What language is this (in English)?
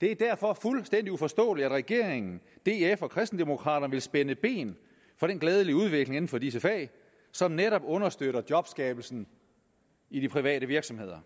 Danish